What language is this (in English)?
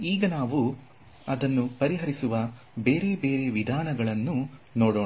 Kannada